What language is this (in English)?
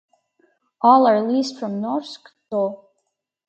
English